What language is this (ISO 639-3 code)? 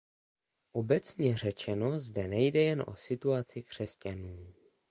ces